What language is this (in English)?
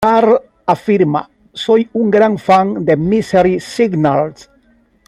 Spanish